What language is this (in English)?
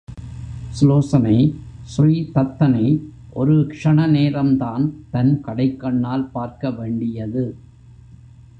Tamil